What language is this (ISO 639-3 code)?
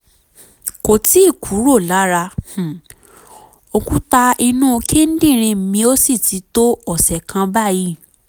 yor